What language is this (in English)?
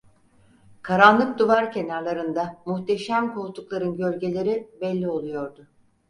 Turkish